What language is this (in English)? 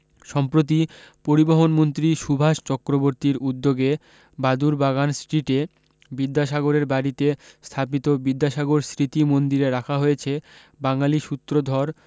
Bangla